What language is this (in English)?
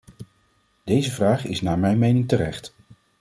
Dutch